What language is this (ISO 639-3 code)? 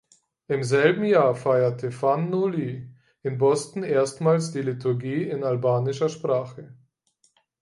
deu